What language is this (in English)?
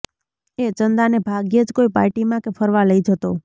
Gujarati